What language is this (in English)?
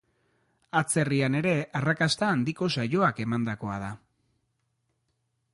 Basque